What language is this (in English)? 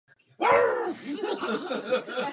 Czech